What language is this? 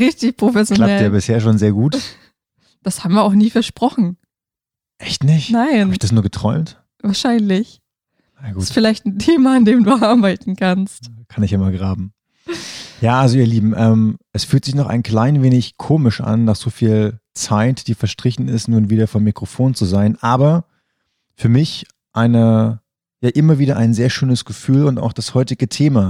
German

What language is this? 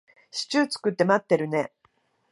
Japanese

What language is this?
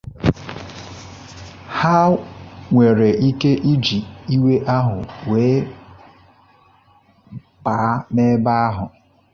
Igbo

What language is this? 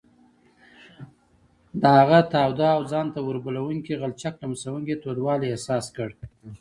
Pashto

